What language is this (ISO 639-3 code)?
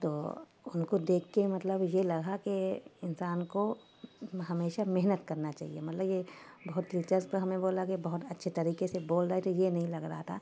urd